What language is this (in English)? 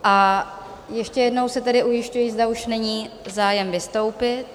Czech